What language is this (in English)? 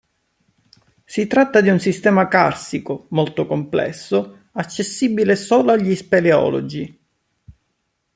Italian